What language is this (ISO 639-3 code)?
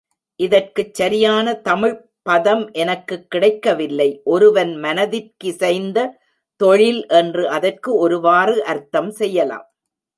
tam